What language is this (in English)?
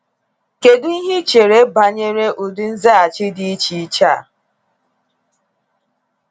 Igbo